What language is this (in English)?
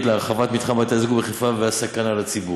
Hebrew